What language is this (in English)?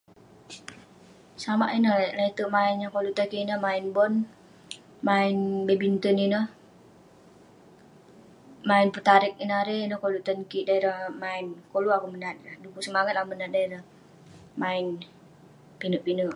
Western Penan